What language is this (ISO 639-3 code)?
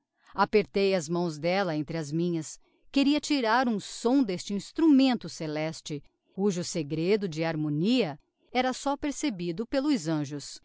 por